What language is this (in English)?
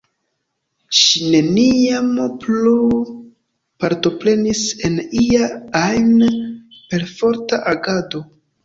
Esperanto